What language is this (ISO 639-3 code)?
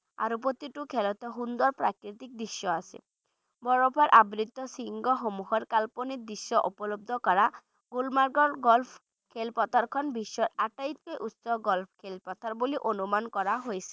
ben